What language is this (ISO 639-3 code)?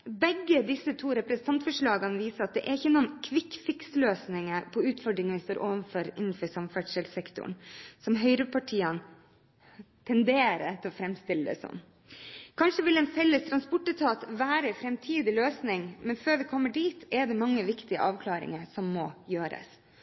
nob